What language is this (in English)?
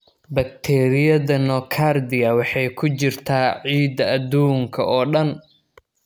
Somali